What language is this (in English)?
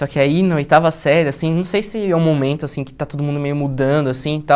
Portuguese